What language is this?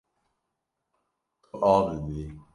Kurdish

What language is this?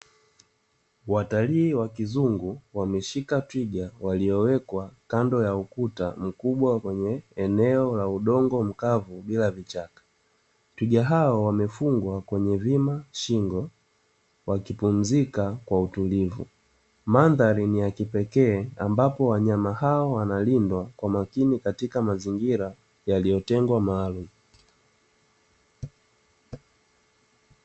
Swahili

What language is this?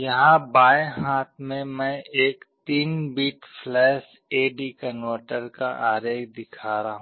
Hindi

